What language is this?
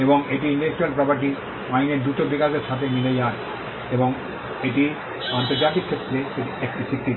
Bangla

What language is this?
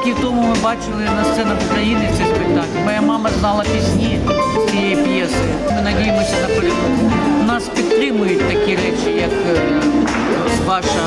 Ukrainian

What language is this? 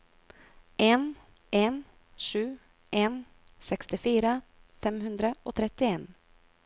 Norwegian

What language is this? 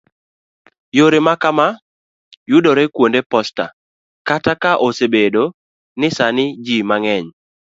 Luo (Kenya and Tanzania)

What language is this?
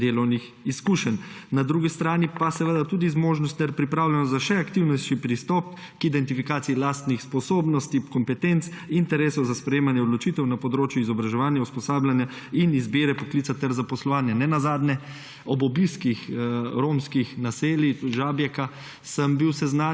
Slovenian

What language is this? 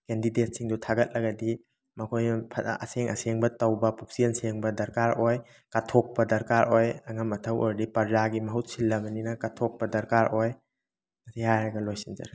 Manipuri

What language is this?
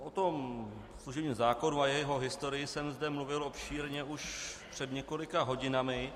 Czech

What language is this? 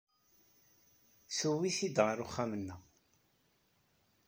Kabyle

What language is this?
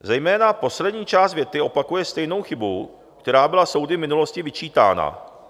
Czech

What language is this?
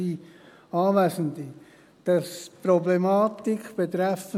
Swiss German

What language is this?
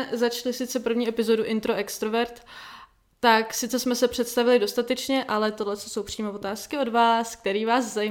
Czech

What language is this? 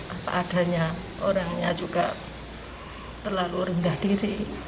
Indonesian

